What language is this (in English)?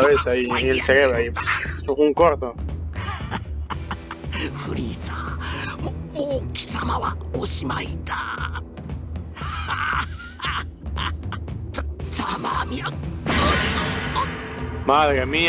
Spanish